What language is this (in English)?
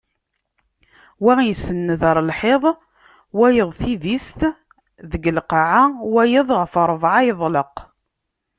Kabyle